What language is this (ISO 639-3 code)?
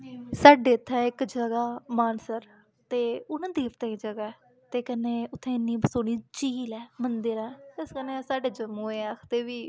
doi